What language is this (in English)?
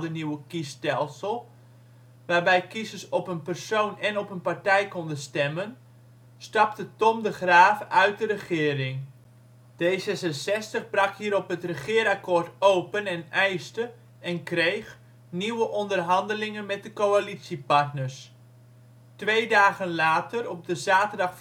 Dutch